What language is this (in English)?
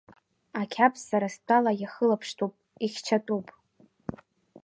Abkhazian